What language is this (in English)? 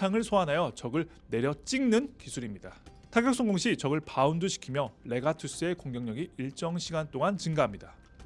Korean